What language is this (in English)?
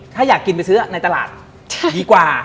Thai